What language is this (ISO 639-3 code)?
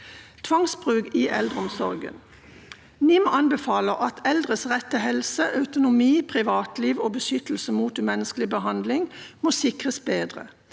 nor